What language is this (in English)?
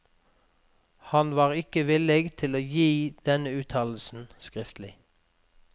Norwegian